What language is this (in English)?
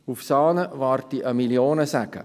Swiss German